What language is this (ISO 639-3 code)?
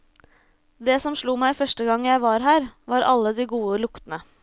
nor